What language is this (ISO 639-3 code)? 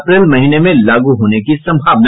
hin